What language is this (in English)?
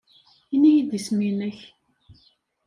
Kabyle